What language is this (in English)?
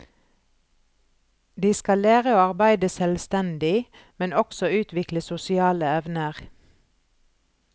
Norwegian